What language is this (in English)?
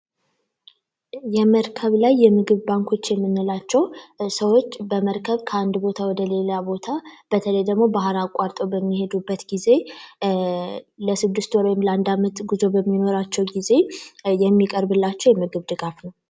Amharic